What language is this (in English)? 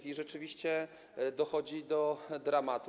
Polish